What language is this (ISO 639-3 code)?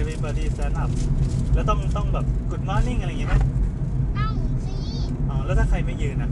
tha